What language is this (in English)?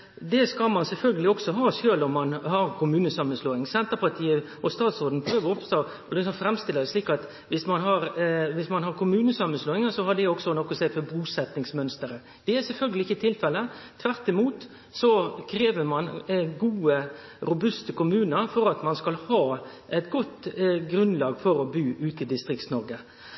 Norwegian Nynorsk